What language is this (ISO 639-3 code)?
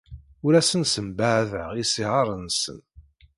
kab